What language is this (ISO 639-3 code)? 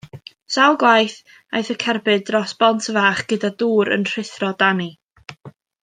cym